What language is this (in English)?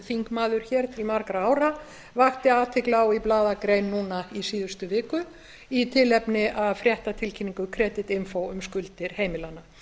Icelandic